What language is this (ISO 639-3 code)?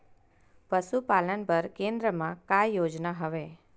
hne